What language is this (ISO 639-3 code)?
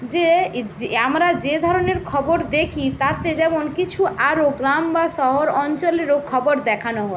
ben